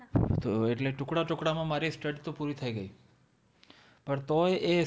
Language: Gujarati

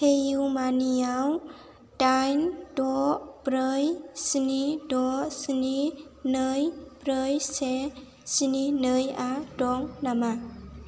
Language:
Bodo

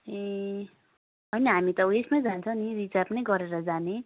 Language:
Nepali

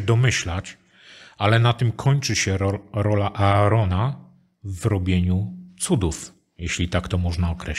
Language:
Polish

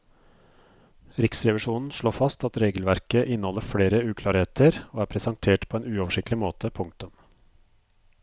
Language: Norwegian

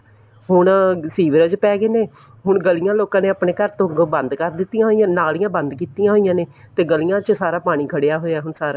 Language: Punjabi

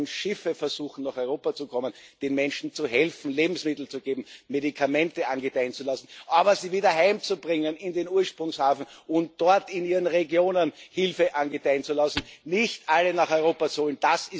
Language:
German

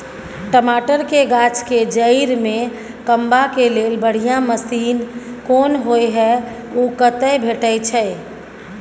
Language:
Maithili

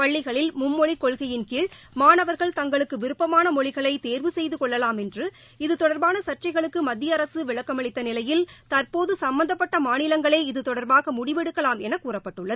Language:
Tamil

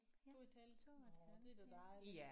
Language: Danish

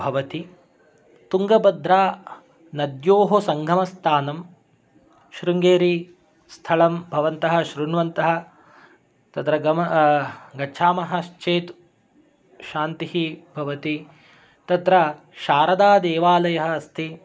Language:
Sanskrit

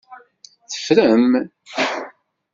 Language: Kabyle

